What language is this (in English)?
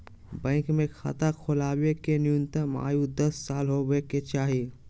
Magahi